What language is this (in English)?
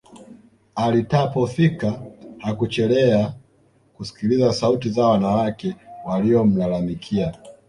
Swahili